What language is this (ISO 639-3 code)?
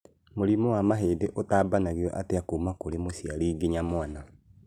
kik